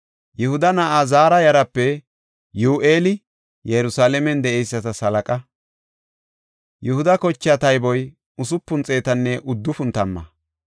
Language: Gofa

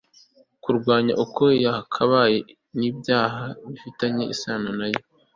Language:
Kinyarwanda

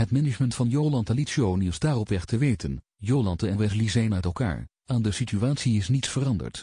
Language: Dutch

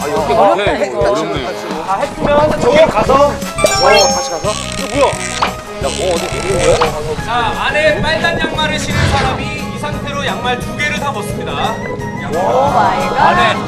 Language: Korean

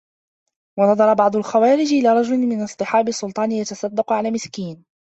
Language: Arabic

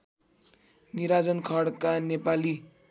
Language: Nepali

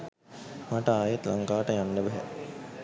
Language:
Sinhala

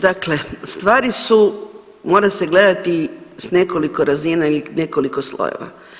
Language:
Croatian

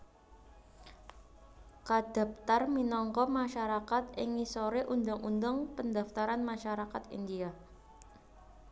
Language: Javanese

